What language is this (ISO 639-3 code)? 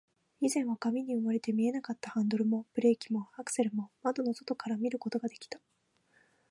jpn